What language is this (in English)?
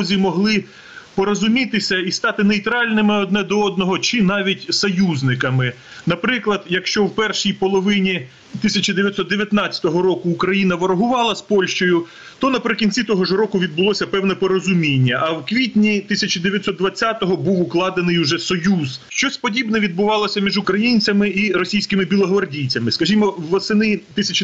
Ukrainian